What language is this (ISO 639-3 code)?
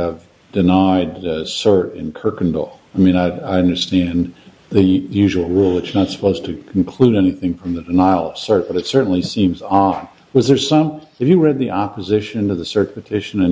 eng